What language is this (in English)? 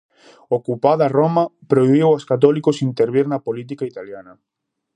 Galician